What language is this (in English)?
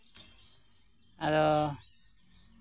Santali